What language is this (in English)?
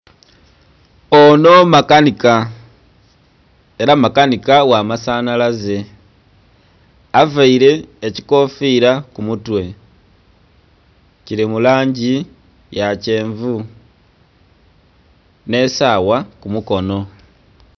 Soga